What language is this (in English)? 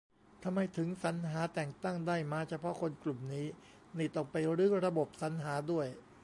Thai